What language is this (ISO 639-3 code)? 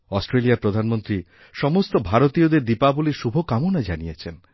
ben